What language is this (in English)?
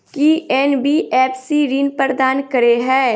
Maithili